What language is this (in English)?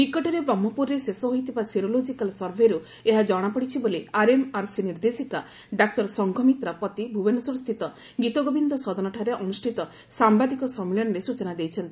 Odia